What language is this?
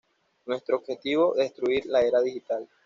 Spanish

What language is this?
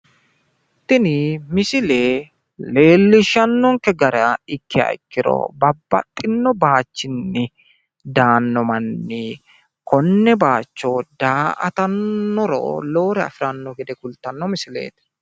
Sidamo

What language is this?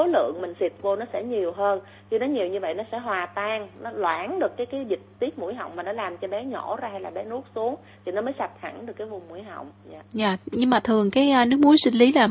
Vietnamese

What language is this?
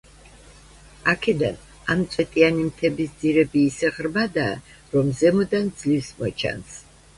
Georgian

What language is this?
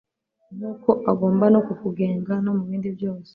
Kinyarwanda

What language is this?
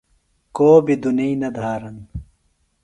Phalura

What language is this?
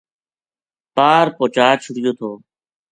Gujari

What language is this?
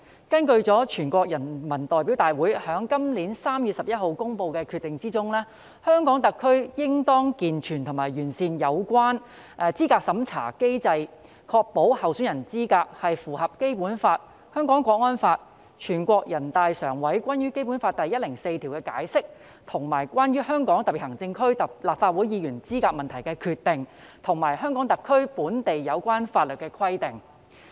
Cantonese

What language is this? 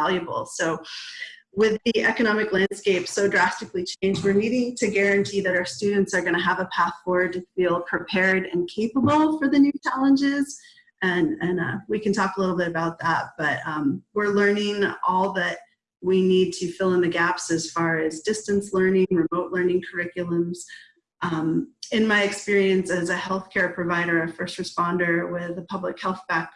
English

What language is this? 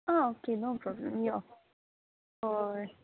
Konkani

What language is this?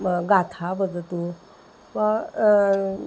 Sanskrit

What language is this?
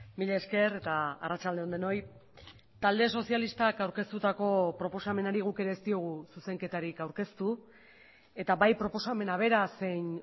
Basque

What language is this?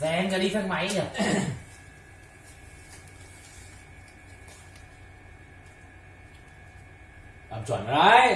Vietnamese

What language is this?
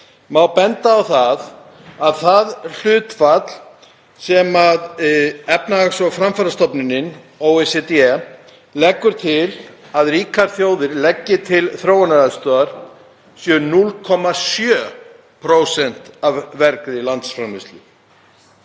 Icelandic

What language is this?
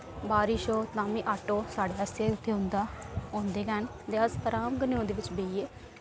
Dogri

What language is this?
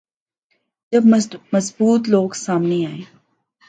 Urdu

